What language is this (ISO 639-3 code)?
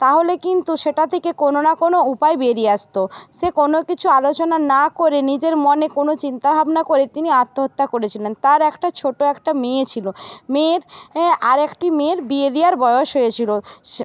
ben